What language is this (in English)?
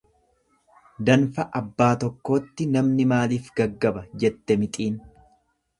Oromo